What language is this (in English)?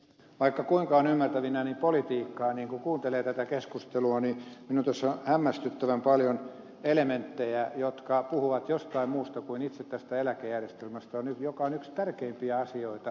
Finnish